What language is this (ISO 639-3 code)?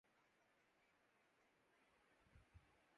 urd